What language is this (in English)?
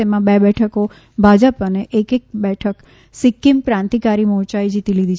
Gujarati